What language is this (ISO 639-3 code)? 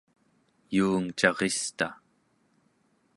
esu